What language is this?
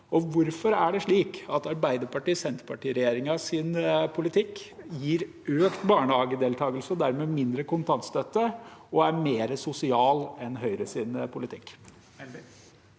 Norwegian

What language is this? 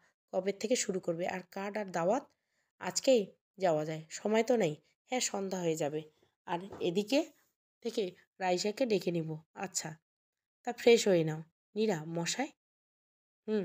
Bangla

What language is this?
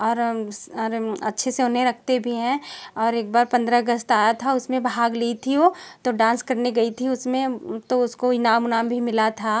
Hindi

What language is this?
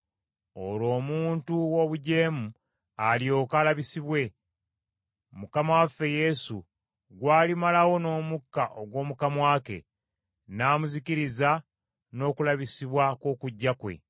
Ganda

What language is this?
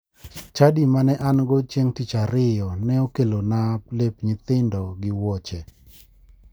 Luo (Kenya and Tanzania)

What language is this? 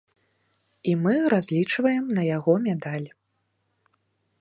Belarusian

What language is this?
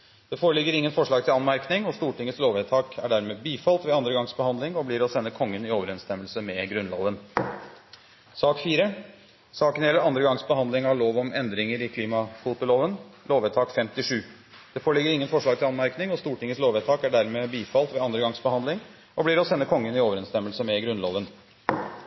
Norwegian Bokmål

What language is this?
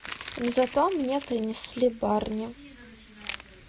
Russian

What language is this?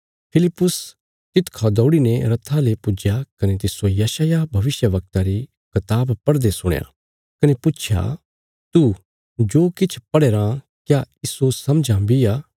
Bilaspuri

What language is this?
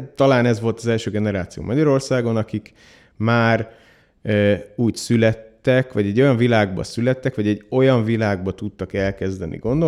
Hungarian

